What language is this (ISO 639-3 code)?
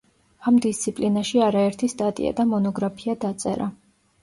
kat